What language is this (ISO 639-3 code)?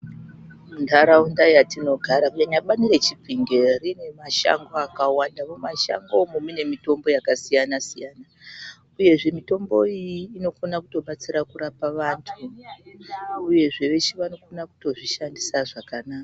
ndc